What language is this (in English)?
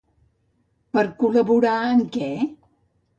Catalan